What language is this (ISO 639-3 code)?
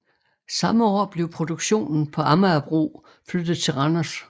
dan